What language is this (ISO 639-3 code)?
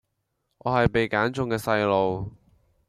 yue